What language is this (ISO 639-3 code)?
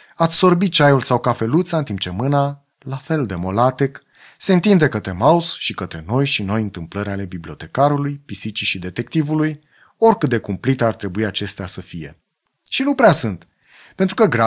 ron